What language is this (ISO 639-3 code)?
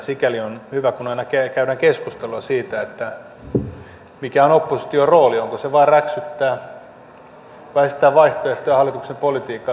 fin